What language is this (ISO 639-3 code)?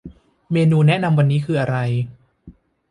tha